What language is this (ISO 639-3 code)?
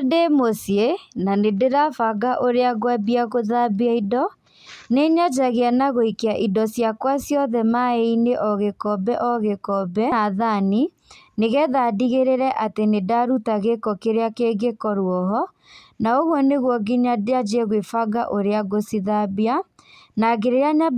kik